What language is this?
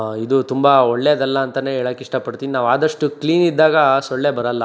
Kannada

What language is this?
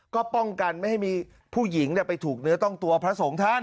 Thai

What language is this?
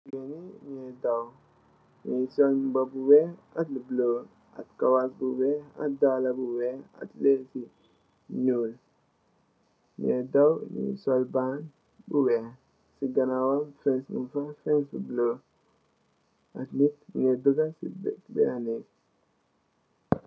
Wolof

